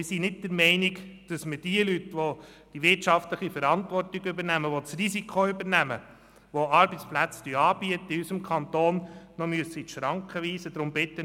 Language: Swiss German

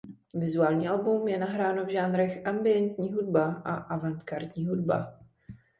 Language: Czech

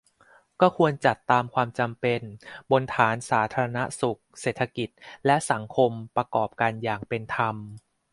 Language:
Thai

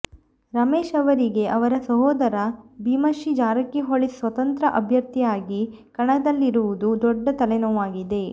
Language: Kannada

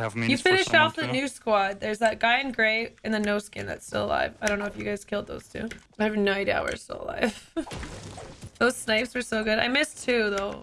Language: English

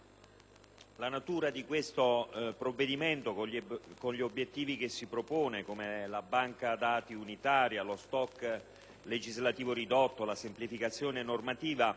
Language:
Italian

